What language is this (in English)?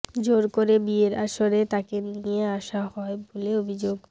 Bangla